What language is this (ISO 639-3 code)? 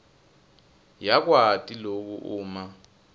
ssw